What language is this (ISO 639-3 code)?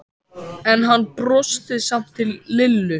isl